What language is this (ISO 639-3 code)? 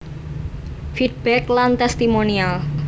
jav